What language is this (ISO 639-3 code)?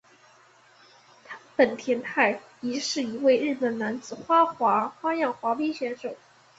zho